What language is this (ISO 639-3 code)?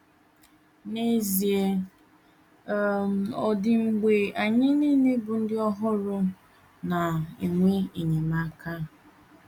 ibo